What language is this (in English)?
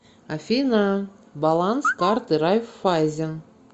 Russian